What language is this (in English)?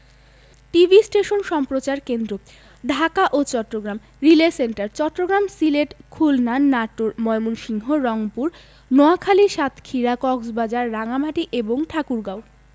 Bangla